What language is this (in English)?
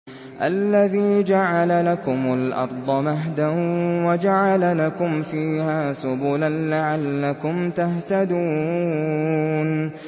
Arabic